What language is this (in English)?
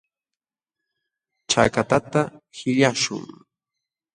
Jauja Wanca Quechua